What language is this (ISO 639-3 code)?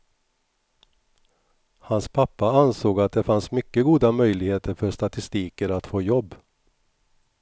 swe